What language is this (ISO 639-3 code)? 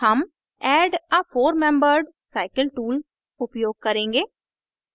hin